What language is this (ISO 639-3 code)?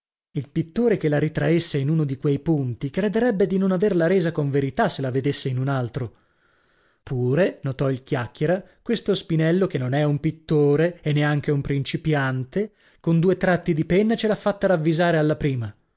ita